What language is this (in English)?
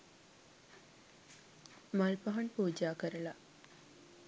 Sinhala